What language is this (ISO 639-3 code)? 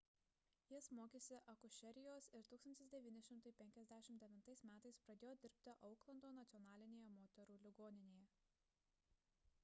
lit